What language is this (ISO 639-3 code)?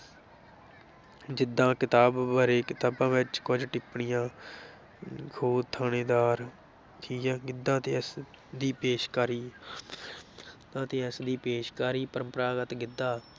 pan